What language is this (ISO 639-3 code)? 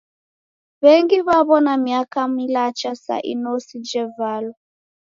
dav